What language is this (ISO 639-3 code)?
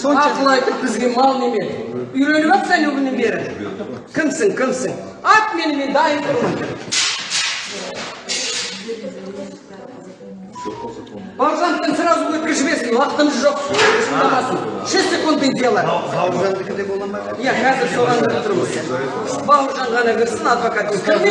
tur